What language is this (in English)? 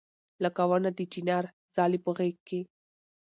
Pashto